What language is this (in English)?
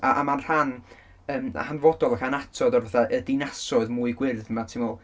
Welsh